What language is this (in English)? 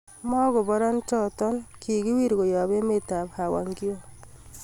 Kalenjin